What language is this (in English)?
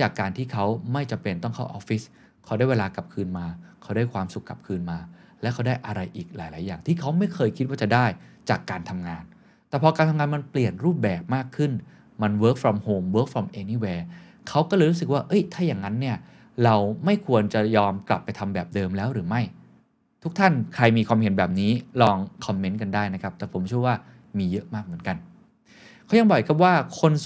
Thai